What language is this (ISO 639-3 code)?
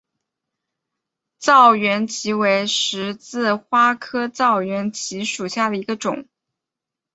zho